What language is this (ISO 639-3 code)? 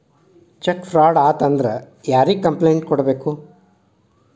kan